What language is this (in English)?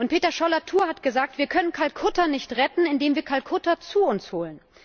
German